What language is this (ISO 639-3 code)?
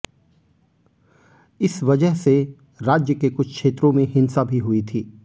hin